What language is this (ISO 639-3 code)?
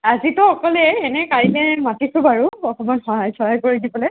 asm